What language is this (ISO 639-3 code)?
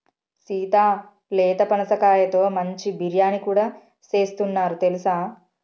tel